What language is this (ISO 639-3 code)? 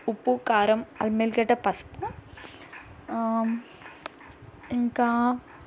tel